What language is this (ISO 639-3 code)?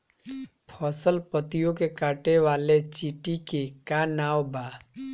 bho